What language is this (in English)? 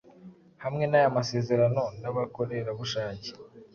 Kinyarwanda